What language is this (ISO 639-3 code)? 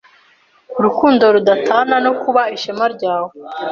kin